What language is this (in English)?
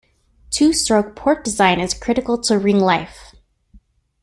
English